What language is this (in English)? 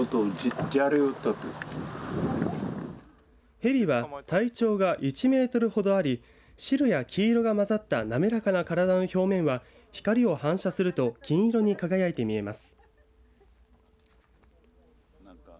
Japanese